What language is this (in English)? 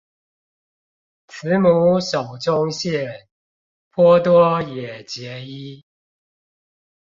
Chinese